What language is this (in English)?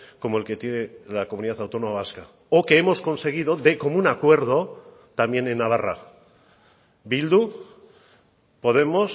Spanish